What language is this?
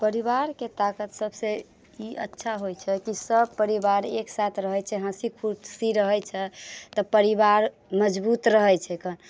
Maithili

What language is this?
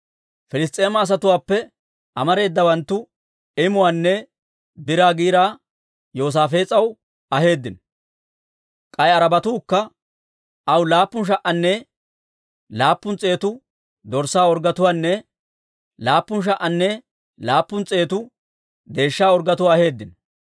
Dawro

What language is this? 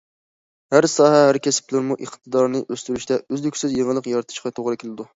Uyghur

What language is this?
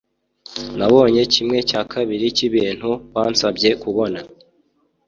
Kinyarwanda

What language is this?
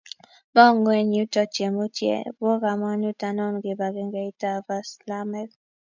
Kalenjin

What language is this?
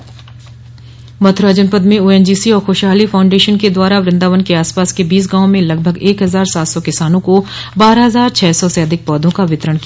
Hindi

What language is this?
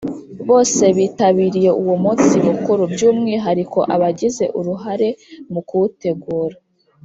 Kinyarwanda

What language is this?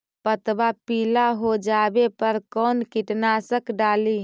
Magahi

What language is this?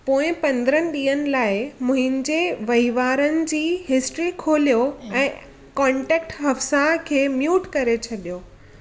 Sindhi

